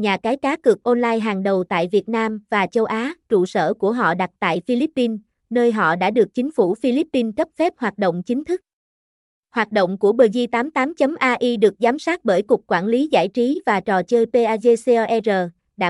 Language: Vietnamese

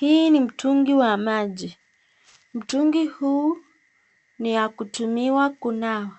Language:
Swahili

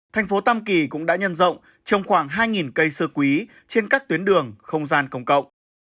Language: Vietnamese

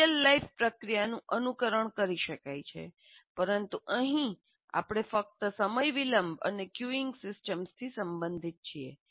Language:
Gujarati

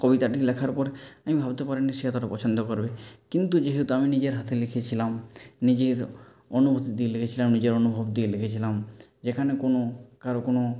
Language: Bangla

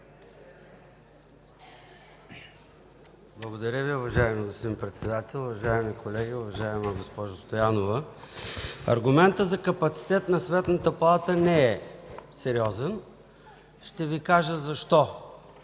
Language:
Bulgarian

